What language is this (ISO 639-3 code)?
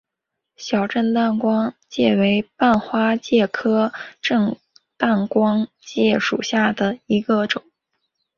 zho